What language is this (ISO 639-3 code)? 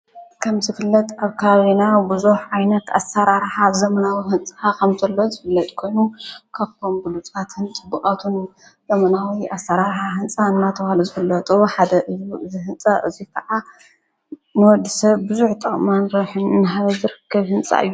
tir